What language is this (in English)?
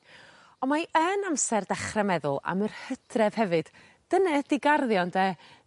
Welsh